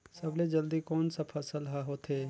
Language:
Chhattisgarhi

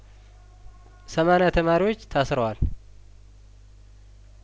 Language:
Amharic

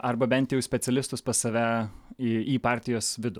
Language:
Lithuanian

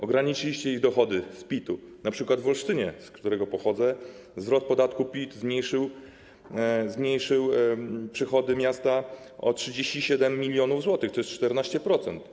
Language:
Polish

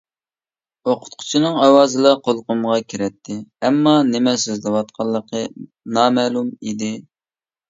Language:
Uyghur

